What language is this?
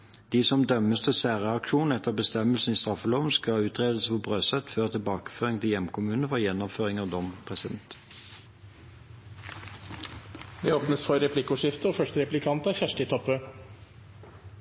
Norwegian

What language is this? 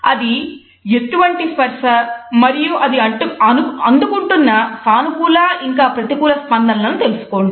Telugu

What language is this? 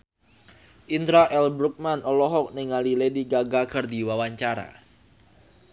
Sundanese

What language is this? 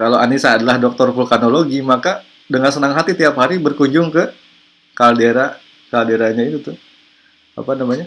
Indonesian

